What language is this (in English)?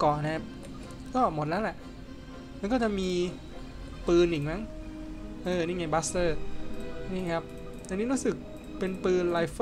Thai